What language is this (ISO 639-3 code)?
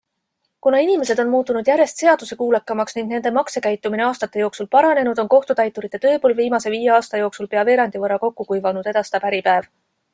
est